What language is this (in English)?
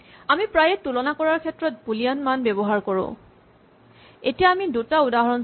Assamese